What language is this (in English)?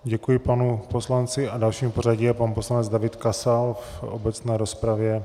Czech